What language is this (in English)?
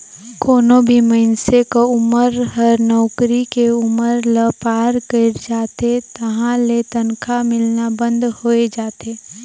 Chhattisgarhi